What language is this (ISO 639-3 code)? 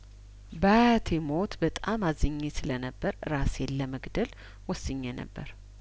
amh